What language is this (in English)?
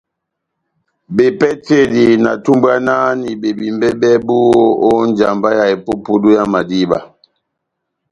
Batanga